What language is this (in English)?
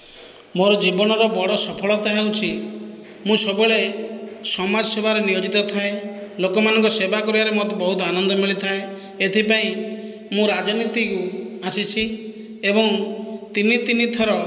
Odia